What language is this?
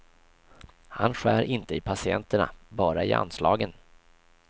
Swedish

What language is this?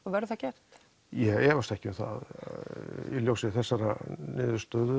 Icelandic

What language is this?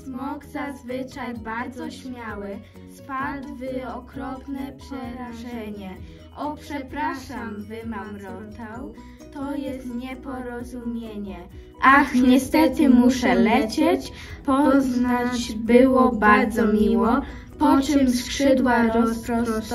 Polish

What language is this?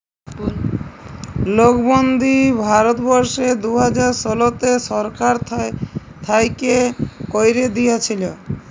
Bangla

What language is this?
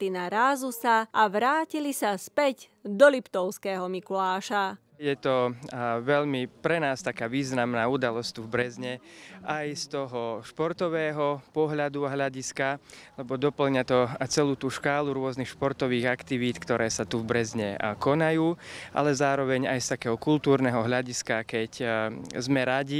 Slovak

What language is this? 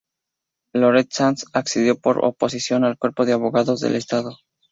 Spanish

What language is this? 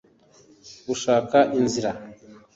Kinyarwanda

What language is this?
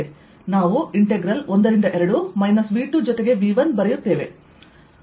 Kannada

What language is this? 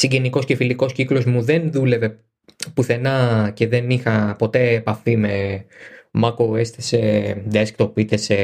Greek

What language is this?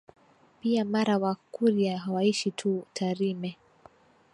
Swahili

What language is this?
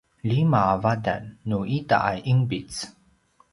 Paiwan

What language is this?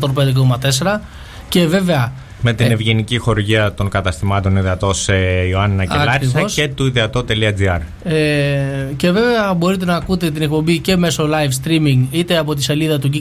Greek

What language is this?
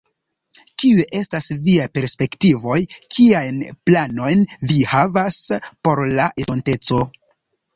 Esperanto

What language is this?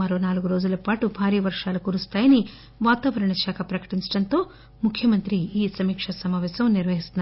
Telugu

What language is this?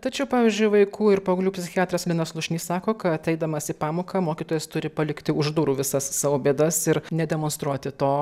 Lithuanian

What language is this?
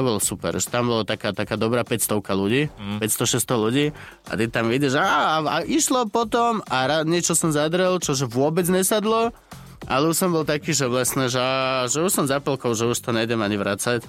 Slovak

